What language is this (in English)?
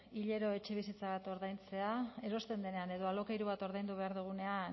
Basque